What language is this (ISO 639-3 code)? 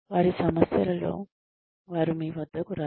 tel